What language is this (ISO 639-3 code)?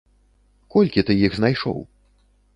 bel